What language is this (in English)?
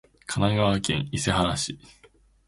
Japanese